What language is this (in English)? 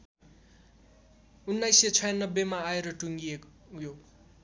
Nepali